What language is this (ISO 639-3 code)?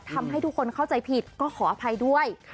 tha